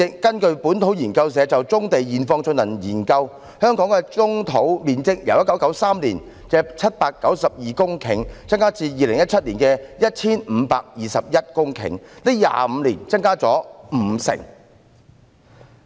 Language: Cantonese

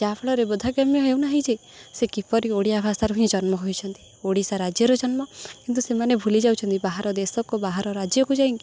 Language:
Odia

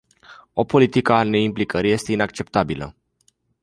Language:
Romanian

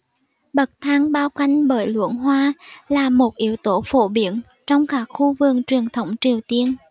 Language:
Vietnamese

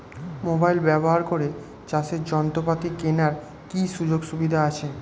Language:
Bangla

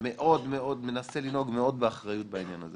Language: Hebrew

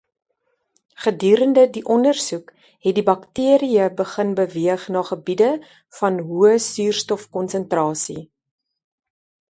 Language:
Afrikaans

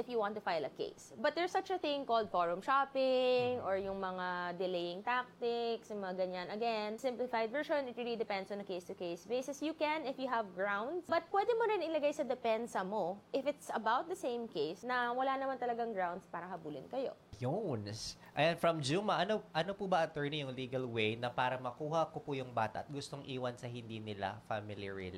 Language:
Filipino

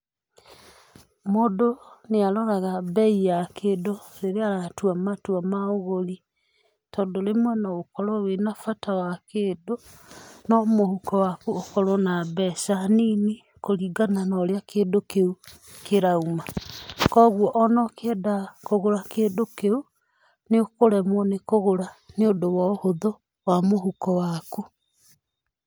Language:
Kikuyu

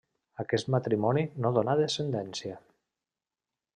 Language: Catalan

